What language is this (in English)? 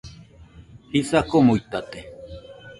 Nüpode Huitoto